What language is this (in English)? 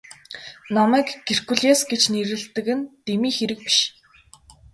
Mongolian